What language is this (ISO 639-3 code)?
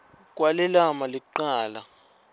ssw